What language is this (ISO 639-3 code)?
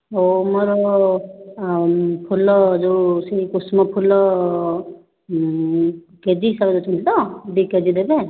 ori